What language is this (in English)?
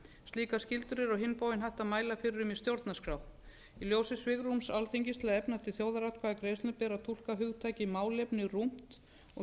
Icelandic